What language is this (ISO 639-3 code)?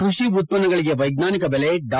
kan